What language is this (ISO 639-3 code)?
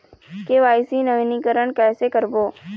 hne